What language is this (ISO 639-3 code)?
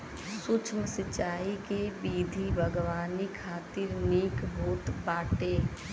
bho